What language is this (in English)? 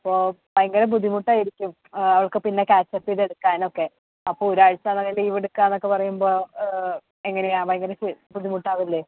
Malayalam